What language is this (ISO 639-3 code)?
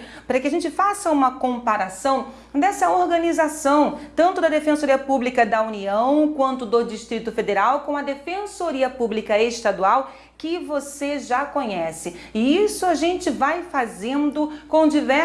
por